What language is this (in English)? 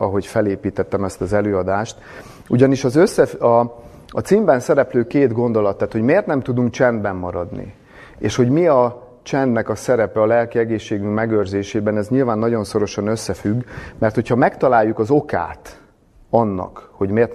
Hungarian